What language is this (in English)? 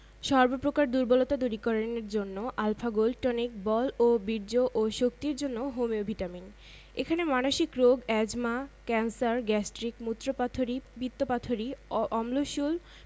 Bangla